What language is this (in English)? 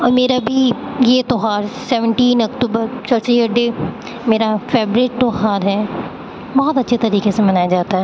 Urdu